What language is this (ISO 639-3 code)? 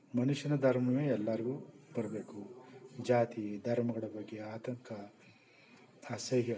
kan